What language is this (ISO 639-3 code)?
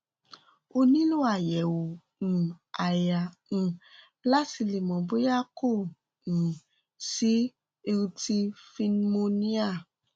yor